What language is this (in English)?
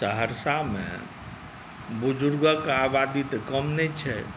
Maithili